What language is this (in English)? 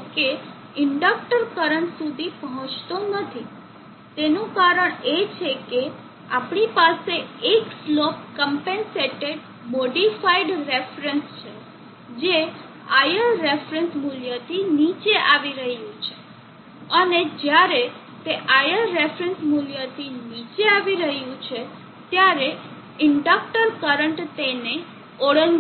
Gujarati